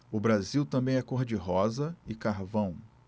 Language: Portuguese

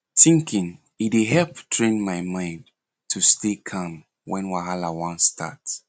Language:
Nigerian Pidgin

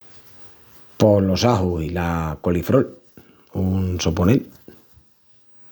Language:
Extremaduran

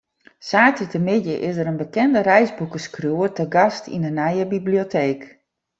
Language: Western Frisian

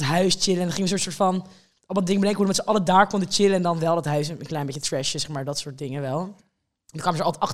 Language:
Dutch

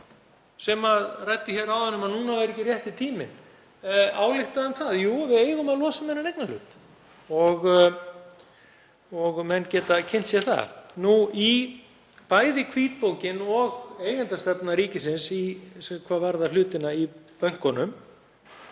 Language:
Icelandic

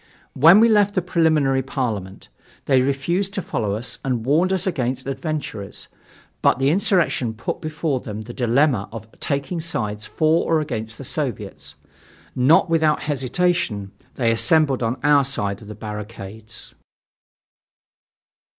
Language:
English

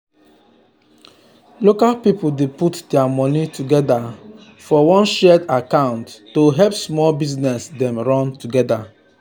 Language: Nigerian Pidgin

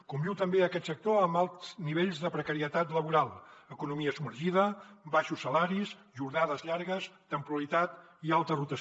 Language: Catalan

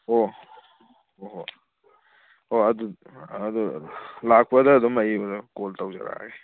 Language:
Manipuri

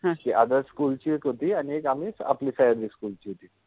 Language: Marathi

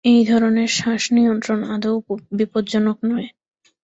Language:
Bangla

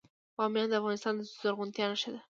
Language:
Pashto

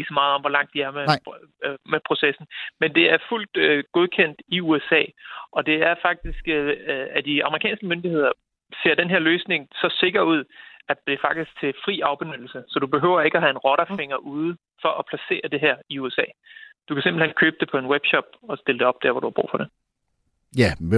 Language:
Danish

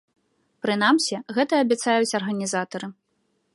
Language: Belarusian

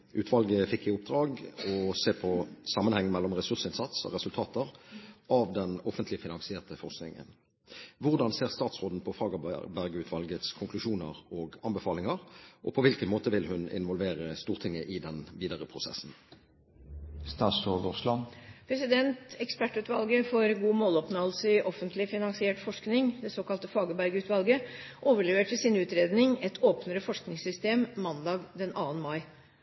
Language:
Norwegian Bokmål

